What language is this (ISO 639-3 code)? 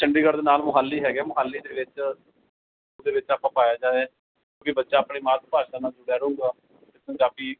pan